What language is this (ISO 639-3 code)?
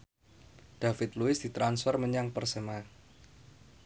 jav